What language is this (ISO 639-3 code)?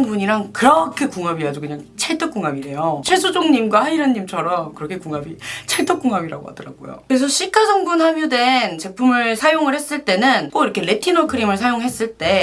kor